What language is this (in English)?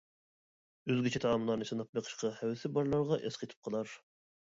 Uyghur